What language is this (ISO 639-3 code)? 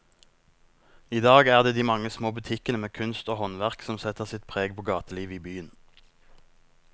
nor